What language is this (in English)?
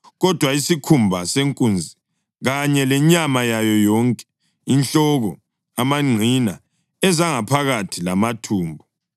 North Ndebele